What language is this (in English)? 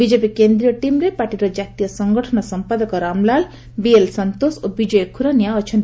Odia